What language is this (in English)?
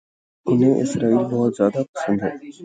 Urdu